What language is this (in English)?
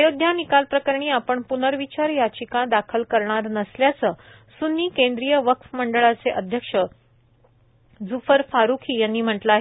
Marathi